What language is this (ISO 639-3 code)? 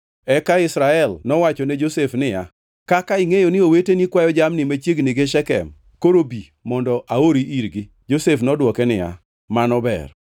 luo